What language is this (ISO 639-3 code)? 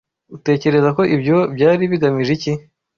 kin